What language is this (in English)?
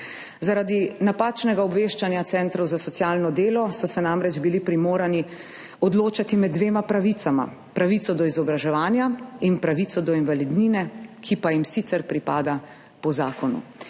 Slovenian